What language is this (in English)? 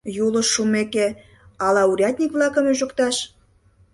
Mari